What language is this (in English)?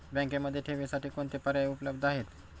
Marathi